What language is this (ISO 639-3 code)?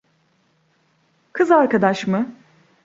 tur